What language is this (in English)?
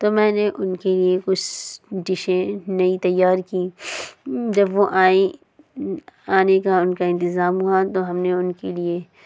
Urdu